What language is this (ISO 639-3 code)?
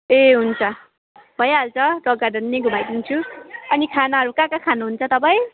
nep